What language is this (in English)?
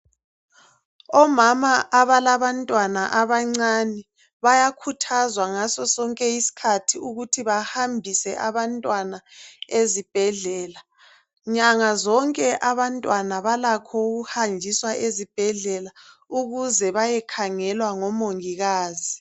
North Ndebele